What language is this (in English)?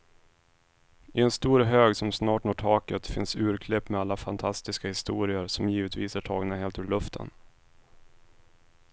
Swedish